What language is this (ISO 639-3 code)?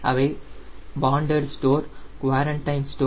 tam